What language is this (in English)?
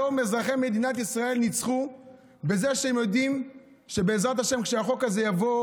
Hebrew